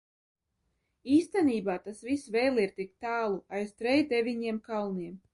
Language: Latvian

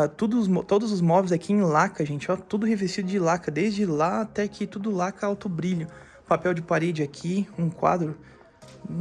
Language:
Portuguese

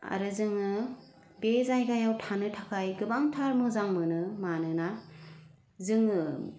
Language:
Bodo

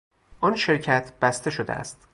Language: Persian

